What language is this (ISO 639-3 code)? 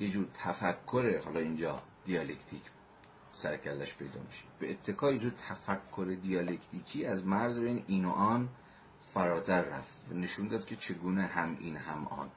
fas